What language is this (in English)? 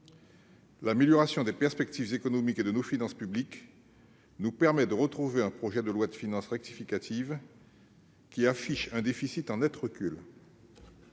French